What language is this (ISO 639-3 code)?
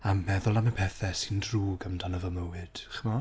cym